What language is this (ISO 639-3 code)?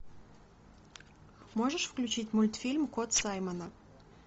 rus